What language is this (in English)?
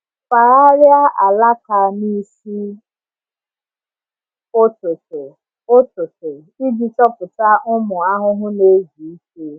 Igbo